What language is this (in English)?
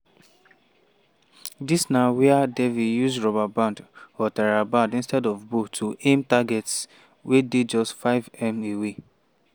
Nigerian Pidgin